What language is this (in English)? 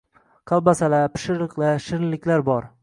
Uzbek